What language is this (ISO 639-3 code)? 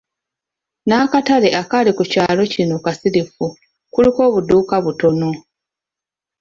lug